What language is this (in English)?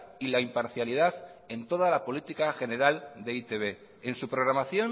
Spanish